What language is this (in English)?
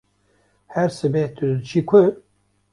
Kurdish